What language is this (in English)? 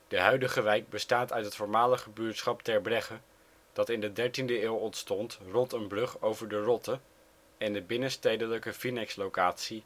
Dutch